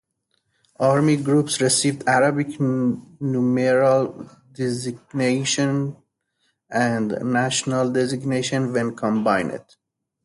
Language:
English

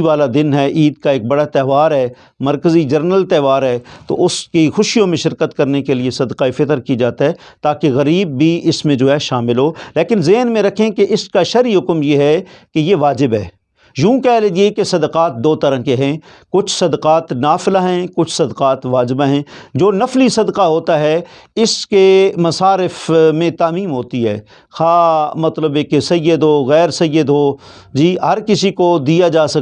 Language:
Urdu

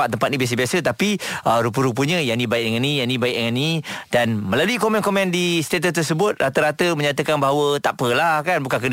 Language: Malay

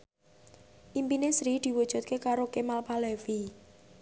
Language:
Javanese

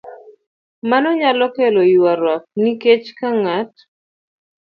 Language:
Luo (Kenya and Tanzania)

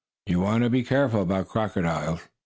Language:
English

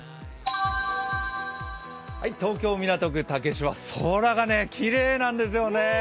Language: Japanese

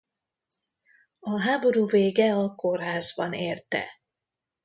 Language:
Hungarian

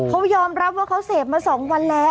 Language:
Thai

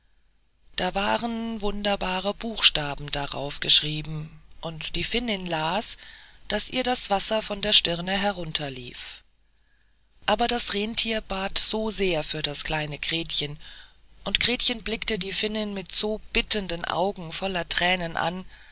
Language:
German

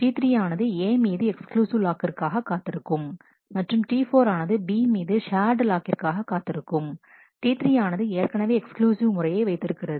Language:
Tamil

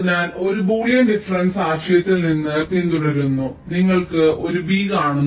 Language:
Malayalam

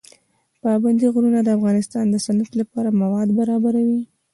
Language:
Pashto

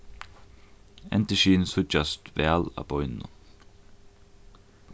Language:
Faroese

